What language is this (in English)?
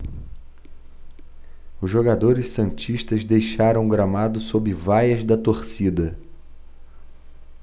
Portuguese